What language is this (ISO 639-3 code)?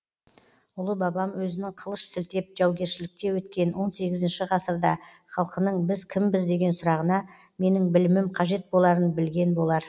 kaz